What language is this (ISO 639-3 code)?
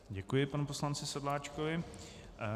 ces